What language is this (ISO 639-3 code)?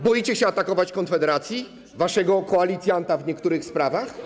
pol